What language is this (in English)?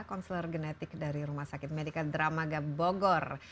Indonesian